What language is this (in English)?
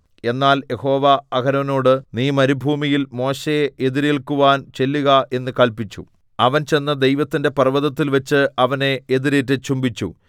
Malayalam